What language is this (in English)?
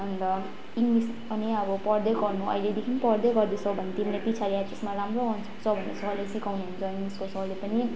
Nepali